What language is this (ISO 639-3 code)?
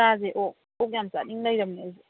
mni